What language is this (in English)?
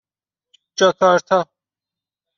Persian